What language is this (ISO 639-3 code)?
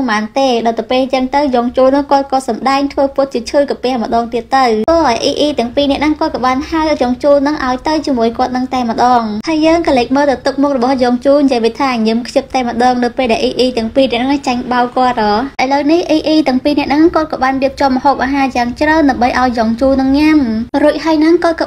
vie